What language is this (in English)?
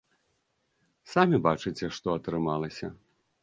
Belarusian